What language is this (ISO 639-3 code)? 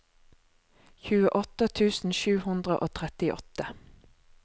nor